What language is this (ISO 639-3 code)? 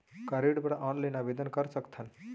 hne